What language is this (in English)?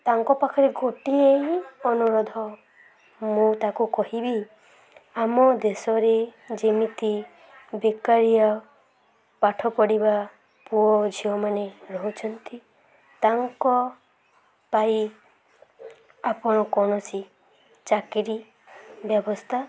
Odia